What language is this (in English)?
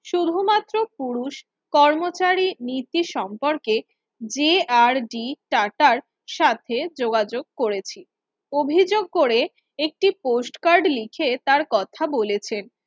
Bangla